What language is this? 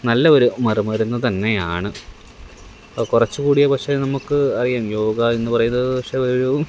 Malayalam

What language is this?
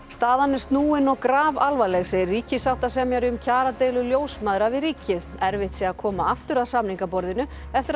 Icelandic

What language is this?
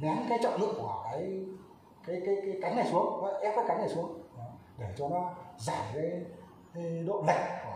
Vietnamese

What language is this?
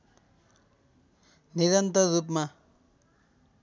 Nepali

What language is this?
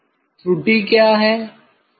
Hindi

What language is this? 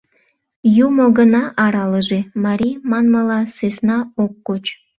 Mari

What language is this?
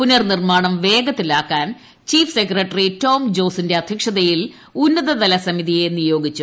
Malayalam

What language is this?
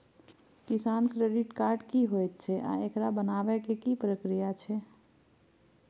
Maithili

